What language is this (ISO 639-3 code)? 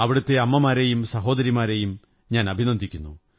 mal